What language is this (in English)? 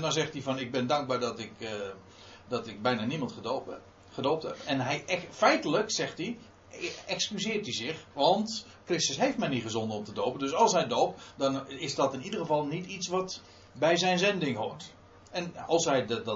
Dutch